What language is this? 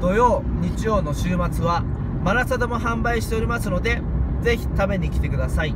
Japanese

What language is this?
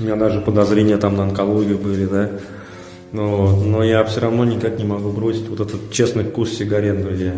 Russian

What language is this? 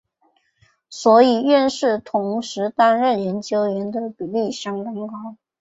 Chinese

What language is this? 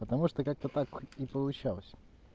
Russian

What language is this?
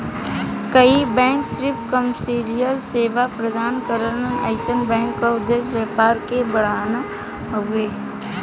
Bhojpuri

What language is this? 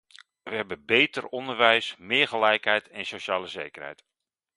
Dutch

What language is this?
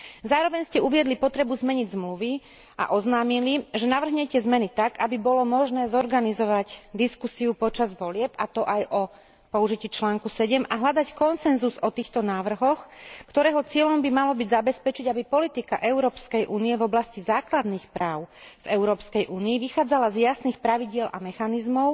Slovak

